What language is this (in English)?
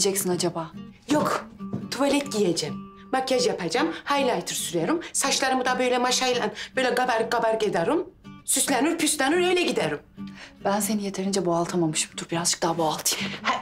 Turkish